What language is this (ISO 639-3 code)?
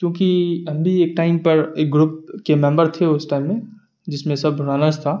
urd